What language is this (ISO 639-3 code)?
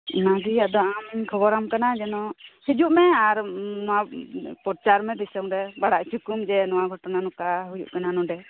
sat